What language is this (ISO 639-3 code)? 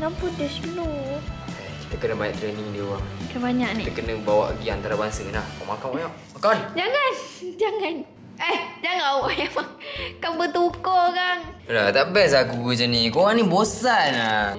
msa